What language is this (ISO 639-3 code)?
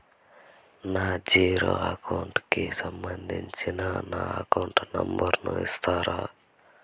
tel